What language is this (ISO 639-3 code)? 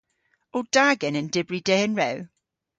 cor